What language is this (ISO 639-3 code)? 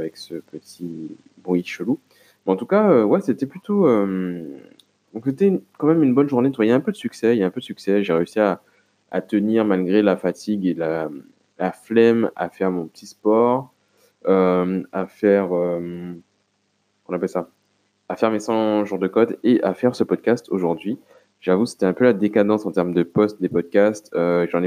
fra